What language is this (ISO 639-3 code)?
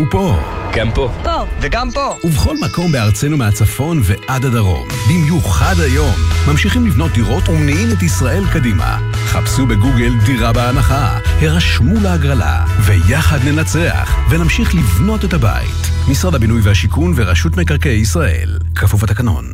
heb